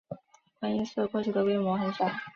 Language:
Chinese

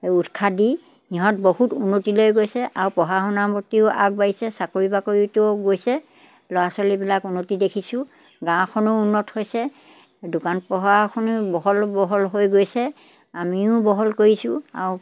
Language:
Assamese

